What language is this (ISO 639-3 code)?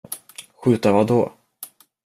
swe